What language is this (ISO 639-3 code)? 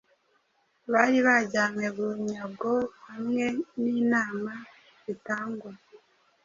kin